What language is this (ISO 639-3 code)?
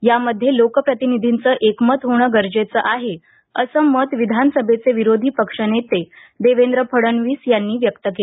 mar